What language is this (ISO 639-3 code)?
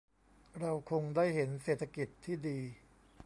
tha